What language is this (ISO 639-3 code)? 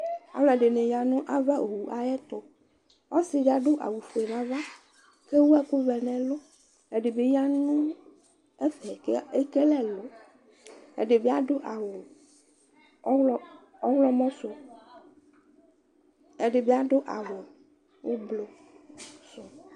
kpo